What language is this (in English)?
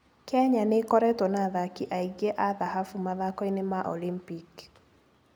Kikuyu